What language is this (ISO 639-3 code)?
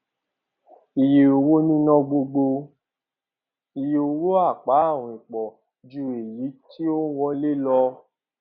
yor